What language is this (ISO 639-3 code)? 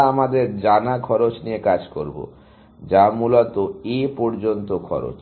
ben